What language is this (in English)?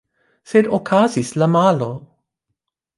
Esperanto